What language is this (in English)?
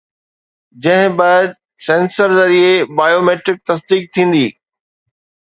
Sindhi